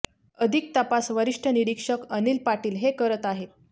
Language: Marathi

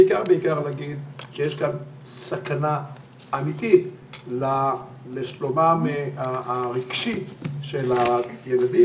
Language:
Hebrew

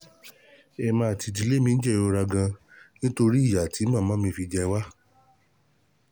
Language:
Yoruba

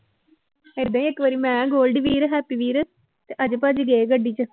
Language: Punjabi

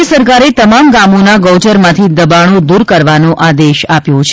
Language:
Gujarati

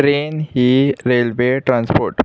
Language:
Konkani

